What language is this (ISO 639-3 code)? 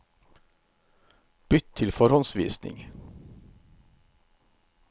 nor